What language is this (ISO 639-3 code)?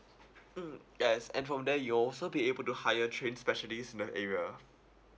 eng